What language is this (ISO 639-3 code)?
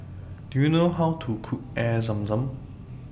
eng